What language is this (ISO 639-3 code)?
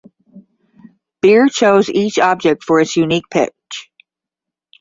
eng